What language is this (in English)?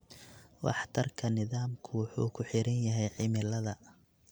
Somali